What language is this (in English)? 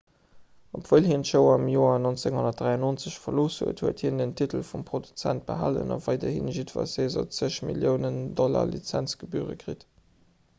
Luxembourgish